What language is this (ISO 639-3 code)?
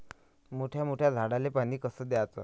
mar